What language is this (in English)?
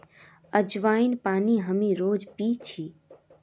Magahi